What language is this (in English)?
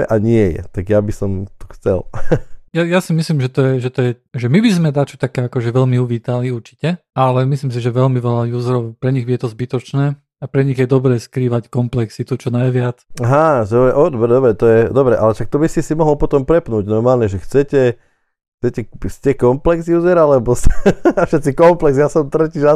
Slovak